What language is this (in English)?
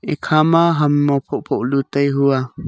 Wancho Naga